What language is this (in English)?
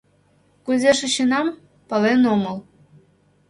Mari